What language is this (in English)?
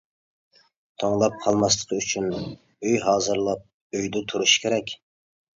Uyghur